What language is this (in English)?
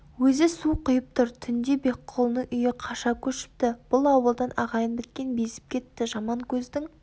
Kazakh